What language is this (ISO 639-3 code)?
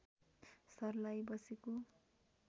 nep